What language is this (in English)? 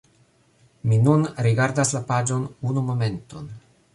Esperanto